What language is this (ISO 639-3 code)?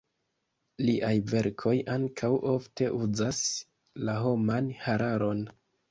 epo